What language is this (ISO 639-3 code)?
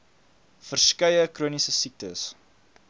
afr